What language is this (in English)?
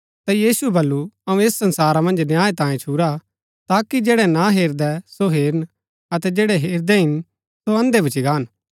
Gaddi